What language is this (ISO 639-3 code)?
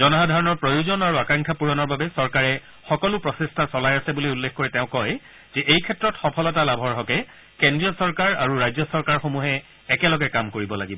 asm